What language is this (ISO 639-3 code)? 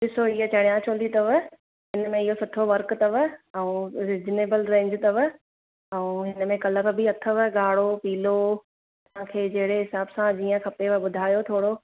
snd